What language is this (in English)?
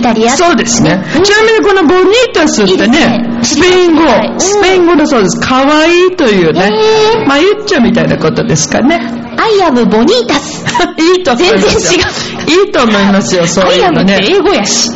Japanese